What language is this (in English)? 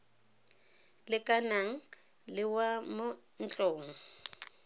Tswana